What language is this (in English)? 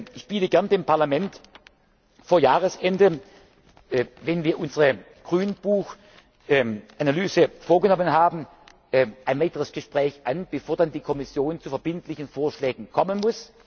German